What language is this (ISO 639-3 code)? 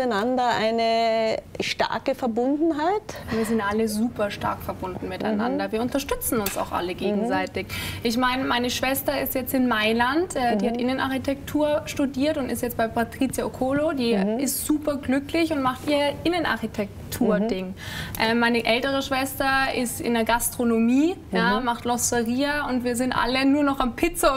deu